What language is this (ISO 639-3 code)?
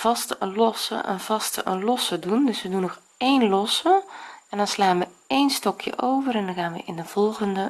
nld